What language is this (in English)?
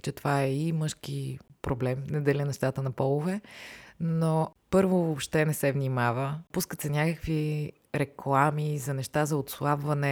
Bulgarian